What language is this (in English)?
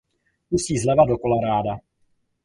Czech